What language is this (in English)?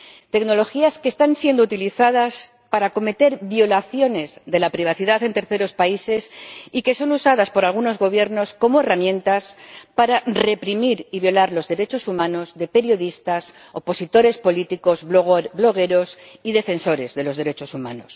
Spanish